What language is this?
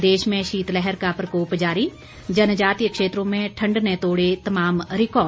Hindi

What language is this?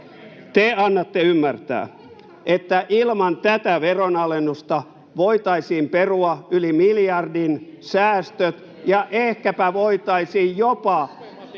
Finnish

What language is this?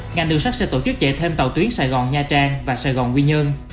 Vietnamese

